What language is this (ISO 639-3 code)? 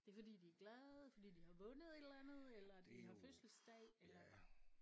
dan